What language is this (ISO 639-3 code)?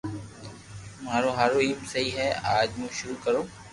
lrk